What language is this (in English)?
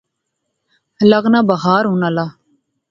Pahari-Potwari